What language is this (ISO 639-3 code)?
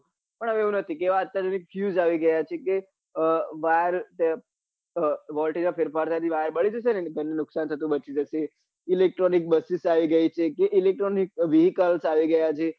guj